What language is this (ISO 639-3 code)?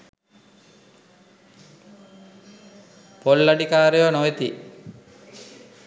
sin